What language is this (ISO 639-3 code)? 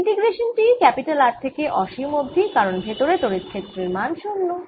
ben